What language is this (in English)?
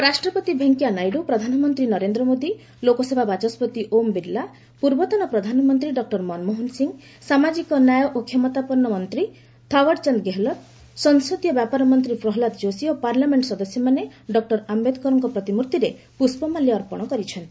Odia